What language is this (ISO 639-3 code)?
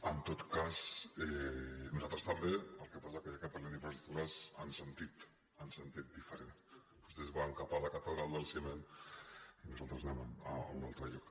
cat